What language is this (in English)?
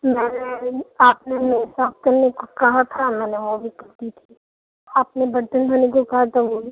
Urdu